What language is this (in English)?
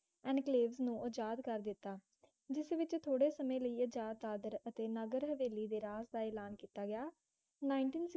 Punjabi